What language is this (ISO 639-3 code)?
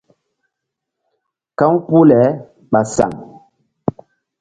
mdd